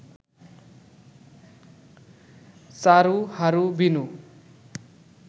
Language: Bangla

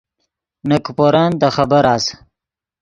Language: Yidgha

